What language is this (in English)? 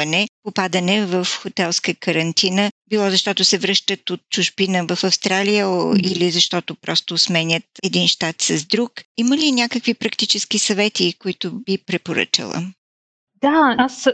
Bulgarian